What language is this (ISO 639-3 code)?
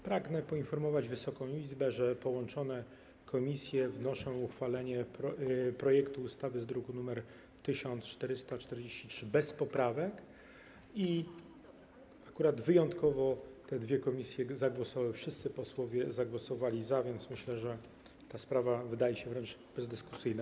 pol